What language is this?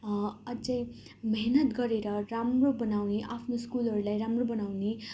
Nepali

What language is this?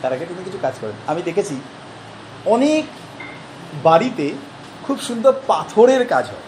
Bangla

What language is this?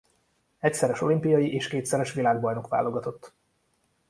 Hungarian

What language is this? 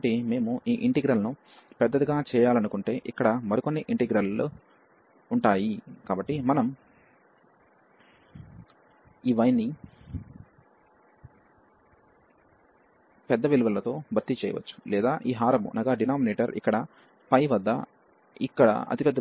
Telugu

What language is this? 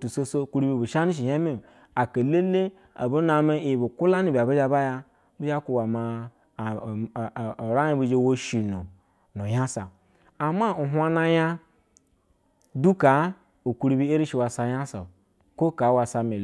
Basa (Nigeria)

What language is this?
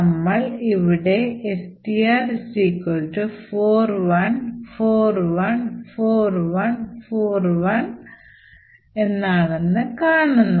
Malayalam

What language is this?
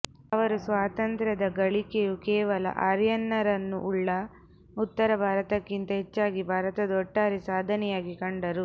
Kannada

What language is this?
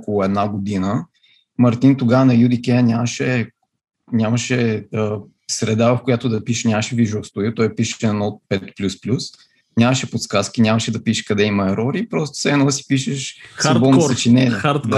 Bulgarian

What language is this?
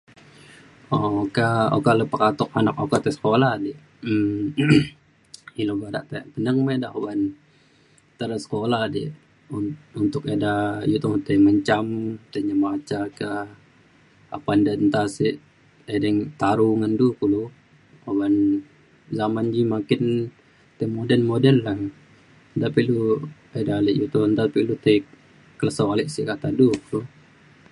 Mainstream Kenyah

